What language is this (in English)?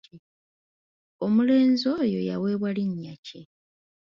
Ganda